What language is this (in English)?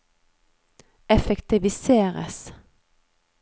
Norwegian